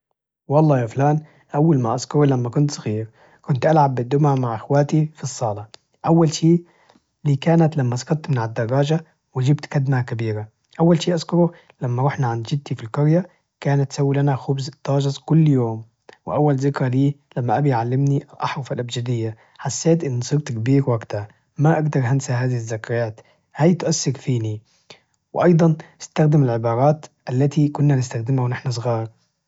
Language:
Najdi Arabic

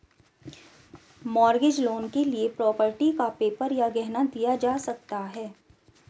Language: Hindi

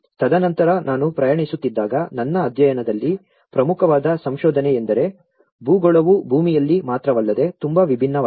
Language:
Kannada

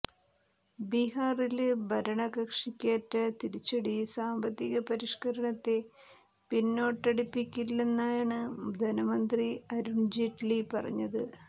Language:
Malayalam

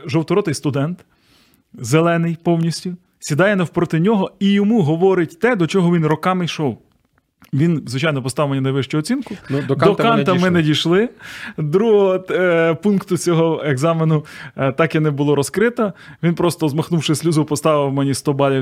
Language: Ukrainian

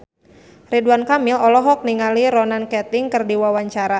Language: Sundanese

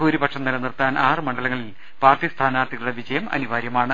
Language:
Malayalam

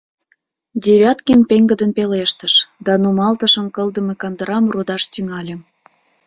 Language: Mari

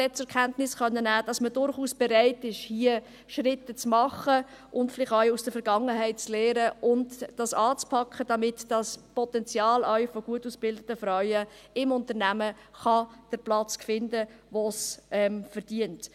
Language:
Swiss German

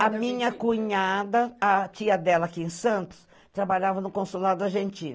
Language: Portuguese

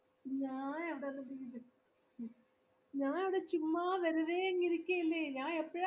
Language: Malayalam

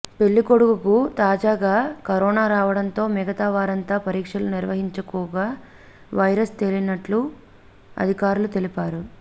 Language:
Telugu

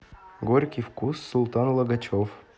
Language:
Russian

